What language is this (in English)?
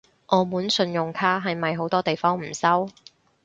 Cantonese